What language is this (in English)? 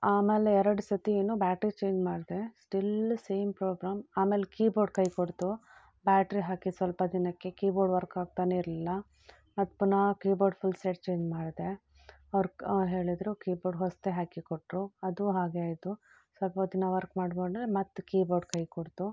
Kannada